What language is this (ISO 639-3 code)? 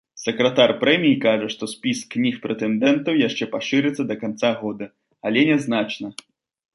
bel